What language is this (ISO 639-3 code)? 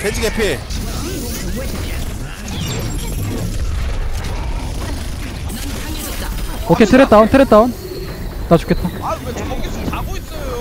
kor